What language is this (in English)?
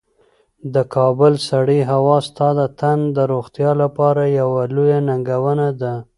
Pashto